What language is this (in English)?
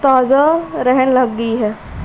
Punjabi